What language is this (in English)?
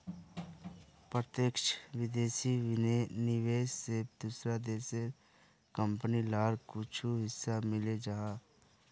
Magahi